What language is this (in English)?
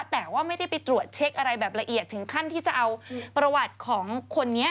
Thai